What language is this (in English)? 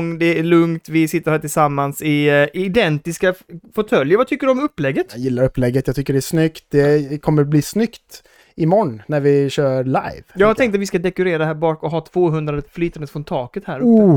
Swedish